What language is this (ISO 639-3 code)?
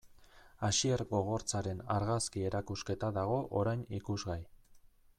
eus